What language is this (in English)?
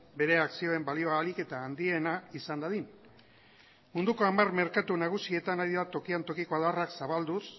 Basque